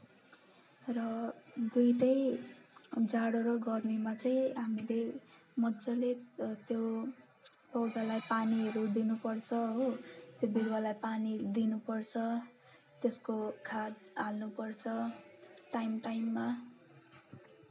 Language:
Nepali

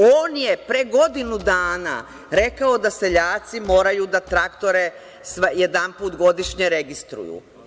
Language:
Serbian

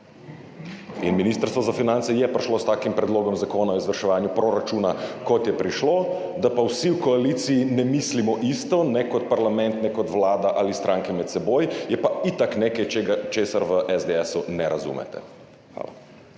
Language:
Slovenian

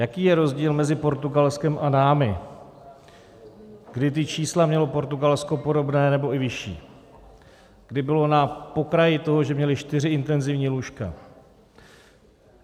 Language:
Czech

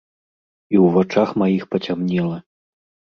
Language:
Belarusian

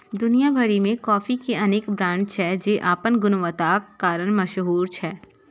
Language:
Maithili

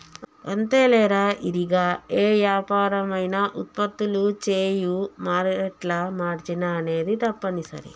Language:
Telugu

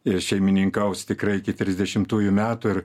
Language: Lithuanian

